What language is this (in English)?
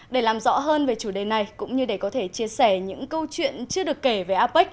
Vietnamese